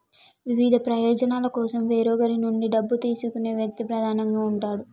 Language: Telugu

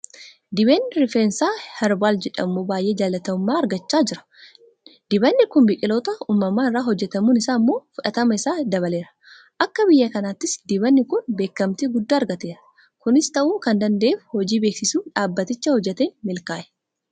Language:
Oromo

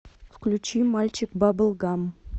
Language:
Russian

